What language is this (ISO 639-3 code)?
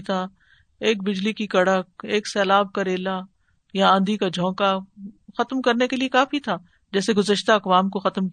urd